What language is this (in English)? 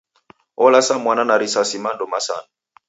Taita